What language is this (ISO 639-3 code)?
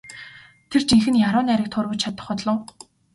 mon